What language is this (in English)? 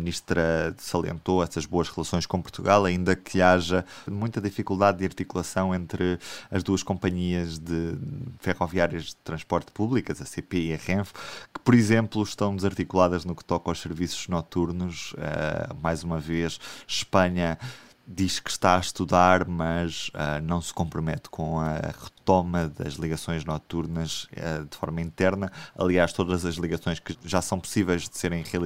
Portuguese